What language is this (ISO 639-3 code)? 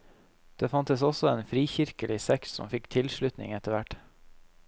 nor